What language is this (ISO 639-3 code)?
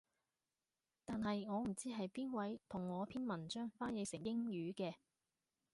yue